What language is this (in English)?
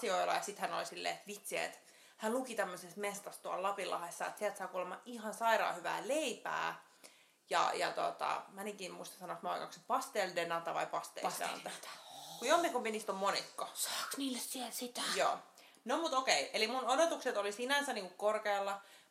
Finnish